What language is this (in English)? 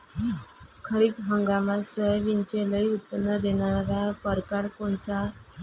Marathi